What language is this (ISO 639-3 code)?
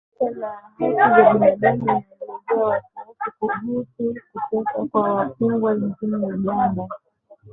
swa